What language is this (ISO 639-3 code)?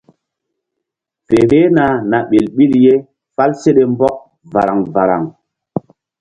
mdd